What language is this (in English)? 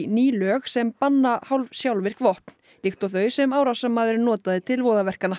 Icelandic